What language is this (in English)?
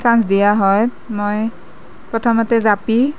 Assamese